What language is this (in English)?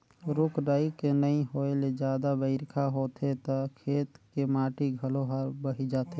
Chhattisgarhi